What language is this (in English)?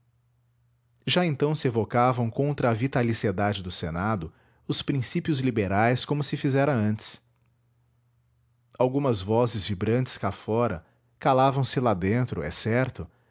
Portuguese